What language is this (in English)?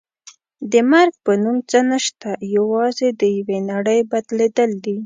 Pashto